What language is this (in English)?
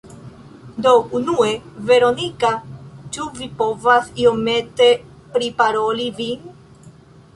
Esperanto